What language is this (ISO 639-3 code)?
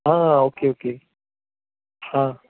kok